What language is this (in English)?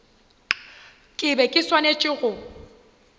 Northern Sotho